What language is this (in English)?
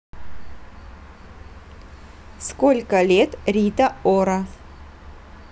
Russian